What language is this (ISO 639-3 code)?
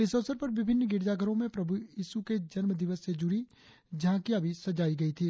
hin